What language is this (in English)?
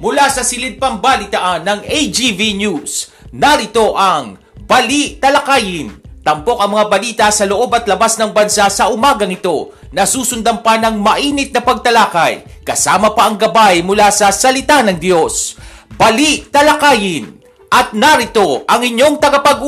Filipino